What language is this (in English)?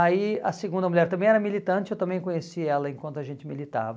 Portuguese